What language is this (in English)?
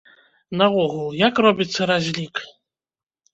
Belarusian